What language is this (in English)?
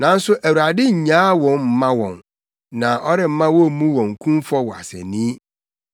Akan